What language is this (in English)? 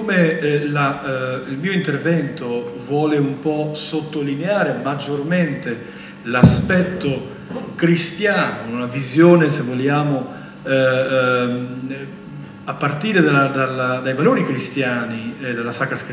Italian